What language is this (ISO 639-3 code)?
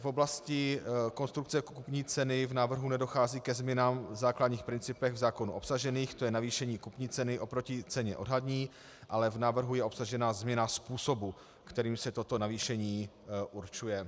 ces